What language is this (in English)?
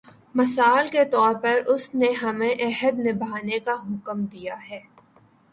Urdu